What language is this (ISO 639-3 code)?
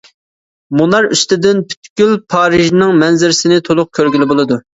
uig